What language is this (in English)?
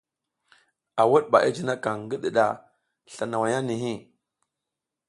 South Giziga